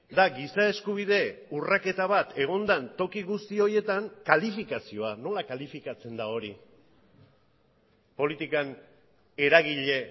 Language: Basque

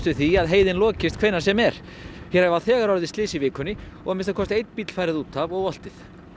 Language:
Icelandic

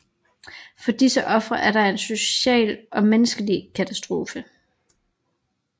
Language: Danish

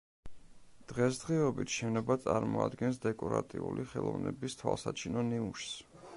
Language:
Georgian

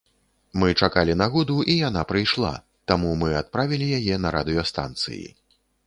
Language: Belarusian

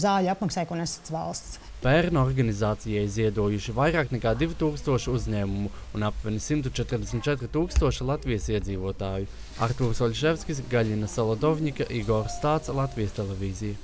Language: Latvian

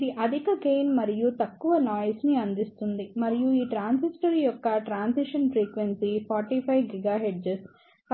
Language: Telugu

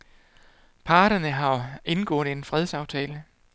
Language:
Danish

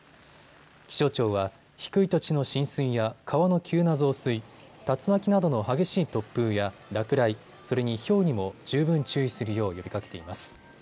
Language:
Japanese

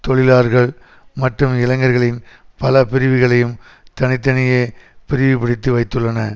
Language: Tamil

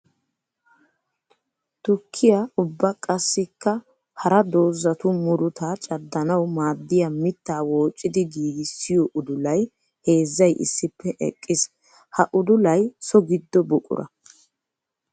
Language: Wolaytta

